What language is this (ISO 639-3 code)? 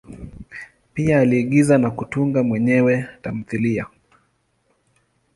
swa